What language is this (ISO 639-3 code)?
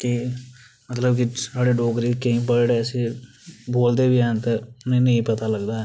doi